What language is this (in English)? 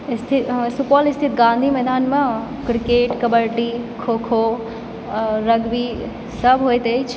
Maithili